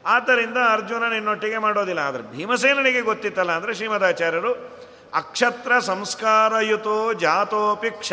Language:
Kannada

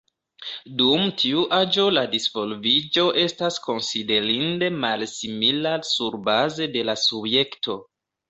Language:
Esperanto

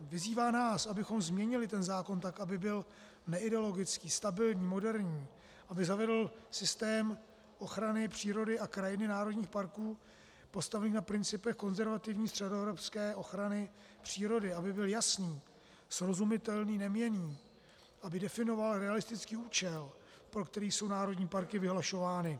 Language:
Czech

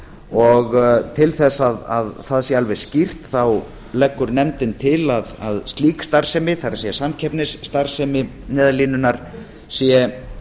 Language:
Icelandic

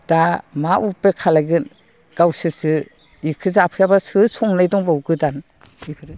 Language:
Bodo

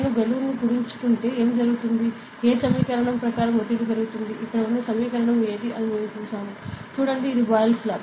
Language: Telugu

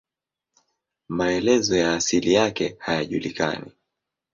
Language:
Swahili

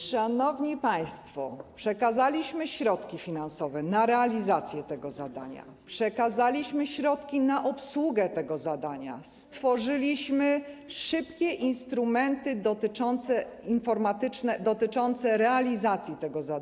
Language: Polish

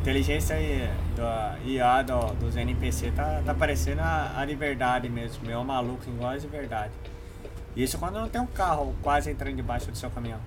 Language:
Portuguese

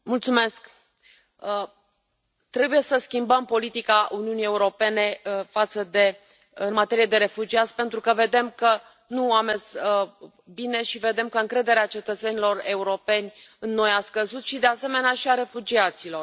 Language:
Romanian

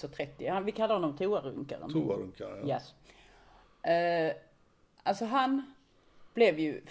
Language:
Swedish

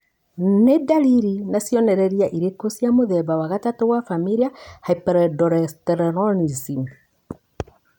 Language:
Kikuyu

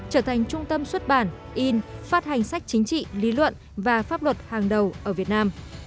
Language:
Vietnamese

